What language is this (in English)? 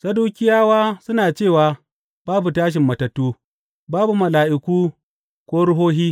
Hausa